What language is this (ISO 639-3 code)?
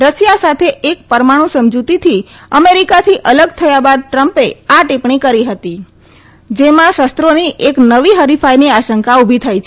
guj